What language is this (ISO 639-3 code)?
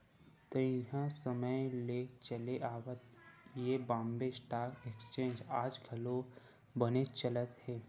hne